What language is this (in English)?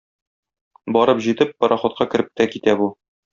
Tatar